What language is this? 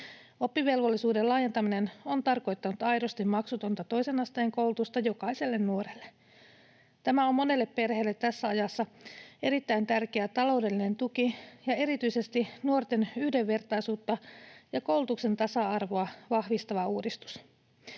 Finnish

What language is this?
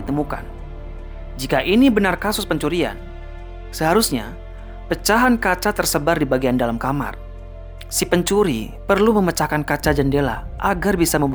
Indonesian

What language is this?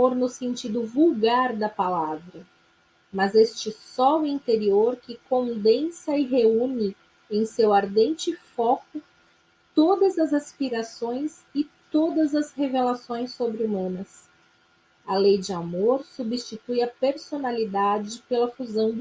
Portuguese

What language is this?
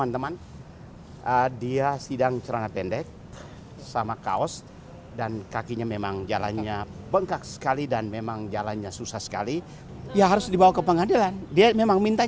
Indonesian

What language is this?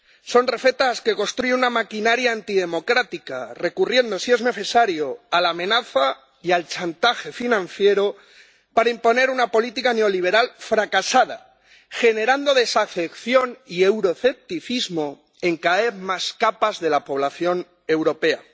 Spanish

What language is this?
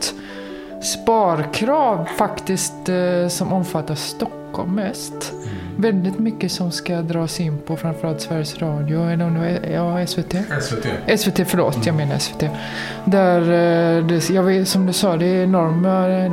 Swedish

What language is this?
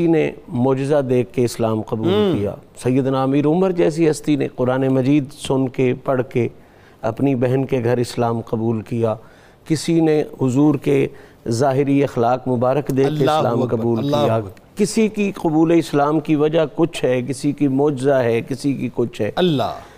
Urdu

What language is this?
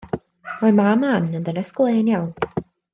Welsh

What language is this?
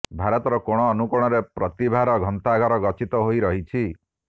Odia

